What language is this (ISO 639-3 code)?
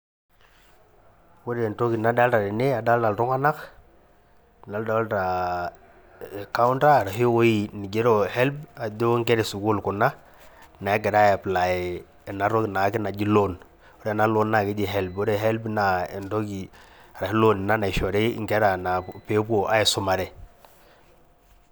mas